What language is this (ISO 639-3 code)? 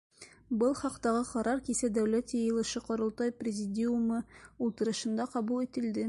bak